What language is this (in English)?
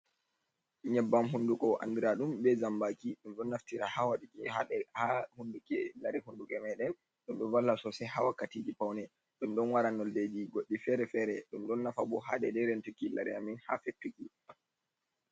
Fula